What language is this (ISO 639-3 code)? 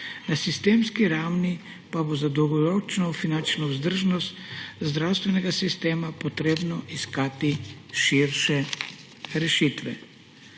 slv